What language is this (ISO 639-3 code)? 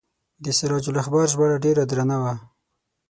pus